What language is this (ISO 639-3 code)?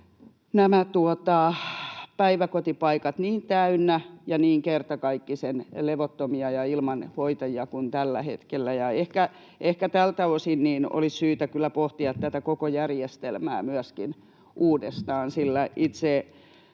fin